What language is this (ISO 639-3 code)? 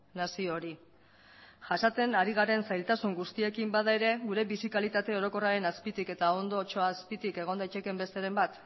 eus